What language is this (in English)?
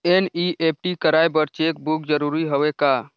Chhattisgarhi